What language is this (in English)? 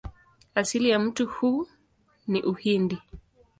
Swahili